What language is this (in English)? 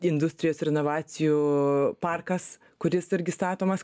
Lithuanian